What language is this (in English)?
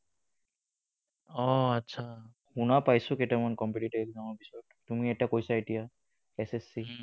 Assamese